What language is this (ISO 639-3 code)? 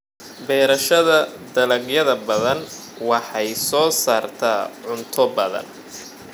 som